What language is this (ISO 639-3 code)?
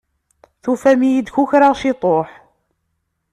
kab